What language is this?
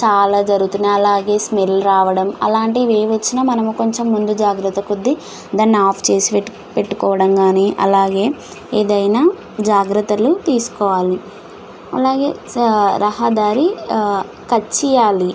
Telugu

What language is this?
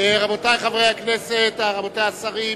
Hebrew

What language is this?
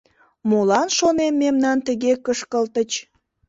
Mari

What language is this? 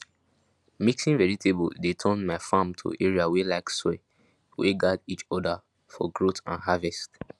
Nigerian Pidgin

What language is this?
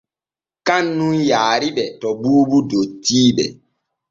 Borgu Fulfulde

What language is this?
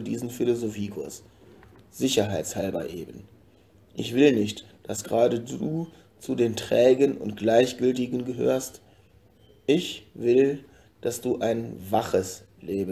German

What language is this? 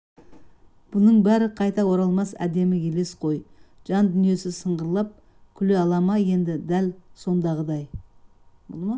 Kazakh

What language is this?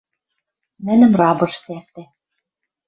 Western Mari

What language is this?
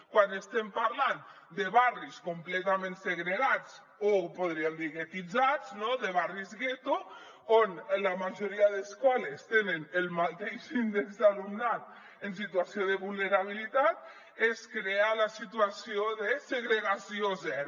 Catalan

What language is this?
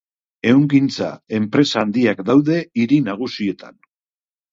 Basque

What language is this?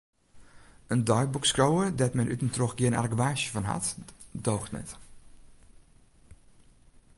Western Frisian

